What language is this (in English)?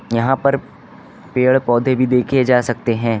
Hindi